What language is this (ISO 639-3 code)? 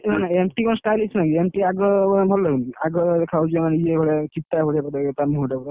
ori